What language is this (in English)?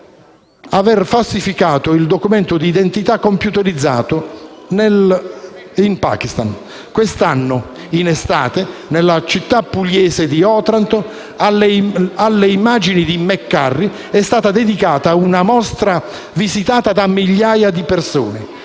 Italian